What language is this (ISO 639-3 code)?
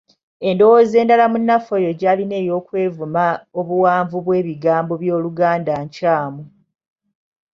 lug